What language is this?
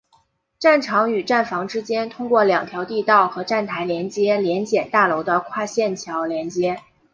Chinese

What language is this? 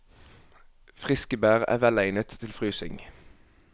Norwegian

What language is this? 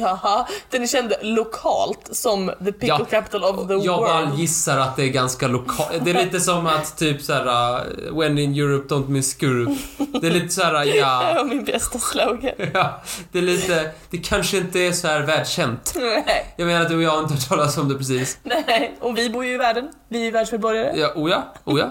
Swedish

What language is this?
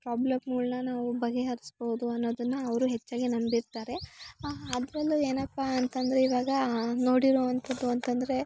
Kannada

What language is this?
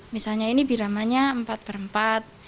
Indonesian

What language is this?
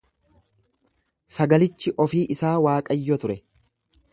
Oromo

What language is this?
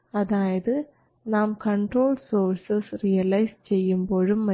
Malayalam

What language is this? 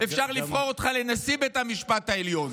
Hebrew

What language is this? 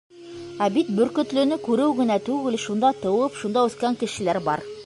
Bashkir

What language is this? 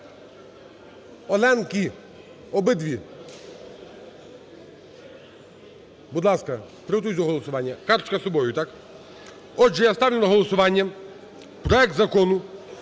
Ukrainian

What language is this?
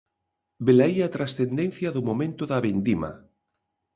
Galician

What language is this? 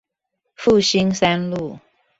Chinese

